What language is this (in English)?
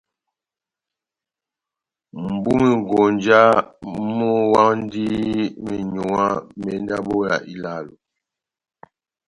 Batanga